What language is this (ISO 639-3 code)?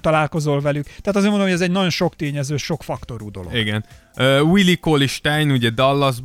hun